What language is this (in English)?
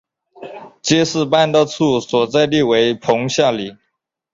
Chinese